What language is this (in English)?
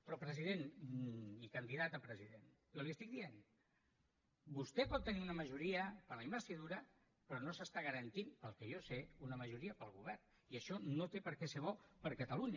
Catalan